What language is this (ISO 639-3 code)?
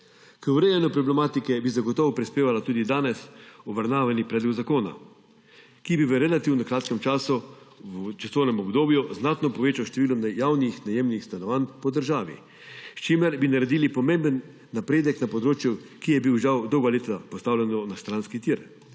slv